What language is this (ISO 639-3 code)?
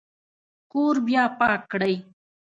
pus